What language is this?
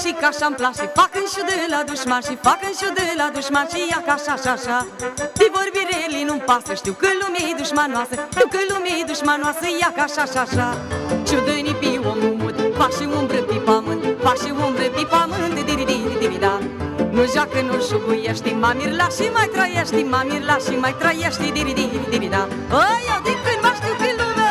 Romanian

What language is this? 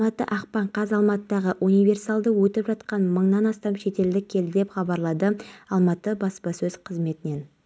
Kazakh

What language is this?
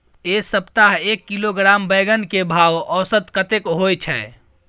Maithili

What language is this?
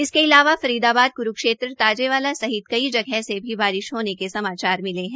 Hindi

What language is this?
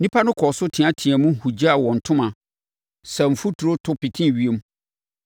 Akan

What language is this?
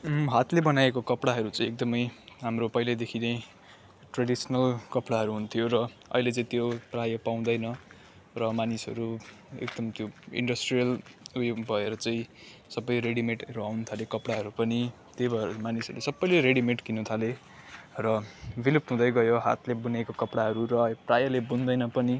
Nepali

